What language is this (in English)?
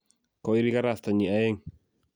Kalenjin